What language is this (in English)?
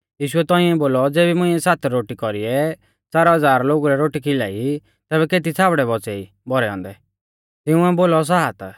Mahasu Pahari